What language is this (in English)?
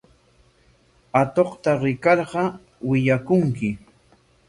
Corongo Ancash Quechua